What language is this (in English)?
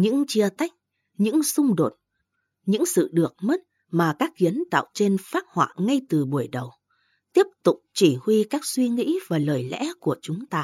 Vietnamese